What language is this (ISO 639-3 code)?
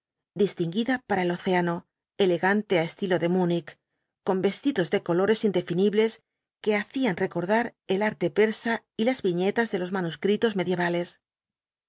spa